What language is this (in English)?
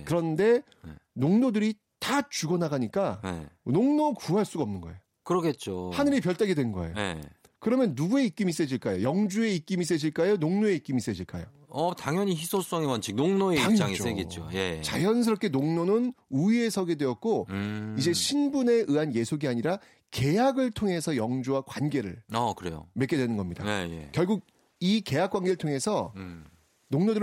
Korean